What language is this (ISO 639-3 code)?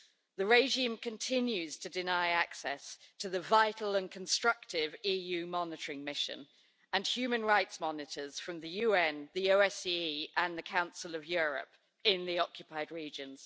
eng